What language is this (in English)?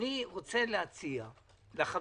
Hebrew